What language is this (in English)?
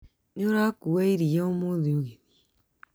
Kikuyu